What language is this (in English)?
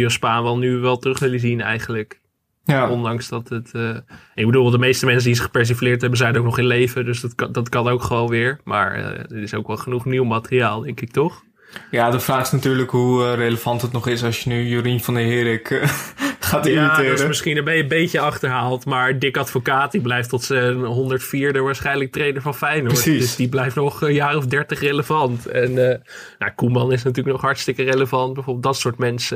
Dutch